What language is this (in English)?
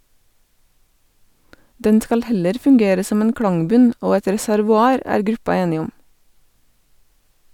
Norwegian